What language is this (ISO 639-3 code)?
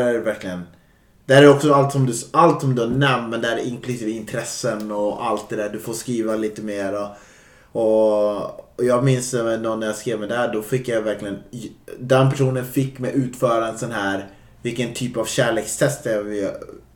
swe